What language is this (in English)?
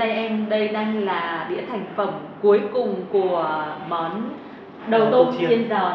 Vietnamese